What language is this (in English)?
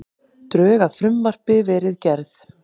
Icelandic